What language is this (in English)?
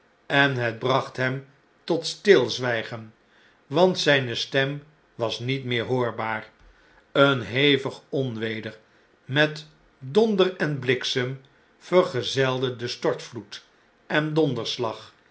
Dutch